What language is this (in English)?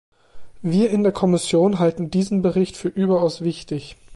German